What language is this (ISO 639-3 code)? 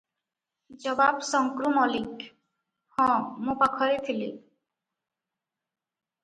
ori